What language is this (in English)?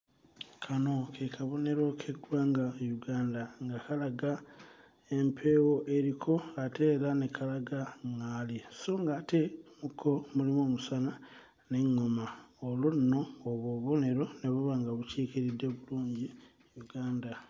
Ganda